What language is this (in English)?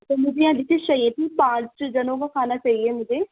Urdu